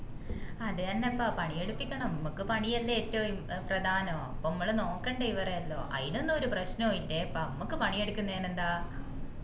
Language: Malayalam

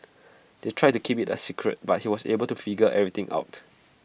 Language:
English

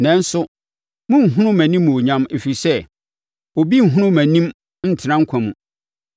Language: Akan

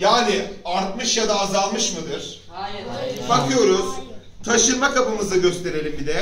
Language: Turkish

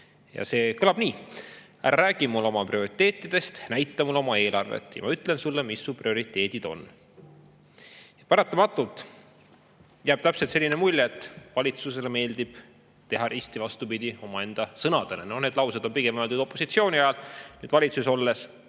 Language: Estonian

